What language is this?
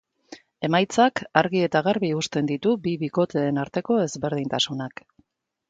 Basque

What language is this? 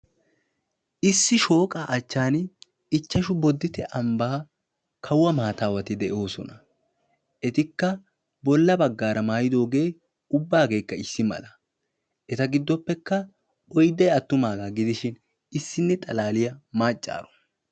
Wolaytta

